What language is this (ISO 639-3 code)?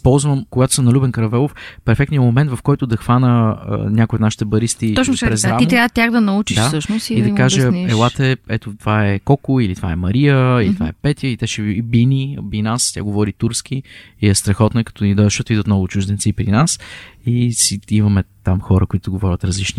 bul